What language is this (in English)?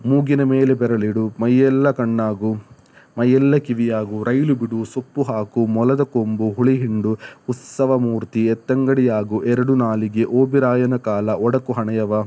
Kannada